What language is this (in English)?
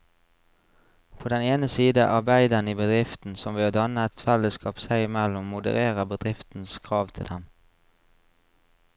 Norwegian